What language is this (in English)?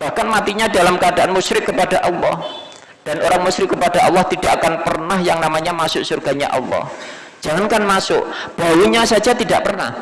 Indonesian